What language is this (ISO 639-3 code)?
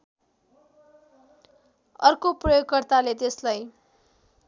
nep